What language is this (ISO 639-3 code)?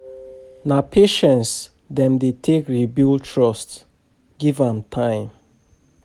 pcm